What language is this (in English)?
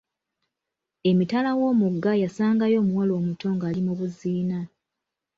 Ganda